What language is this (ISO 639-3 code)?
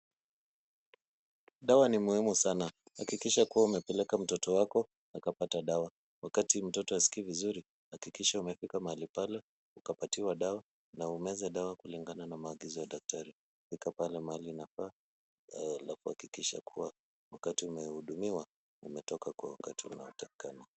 swa